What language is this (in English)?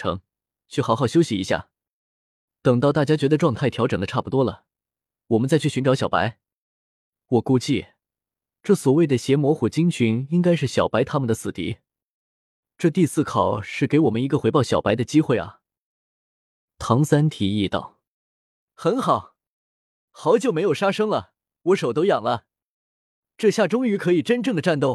Chinese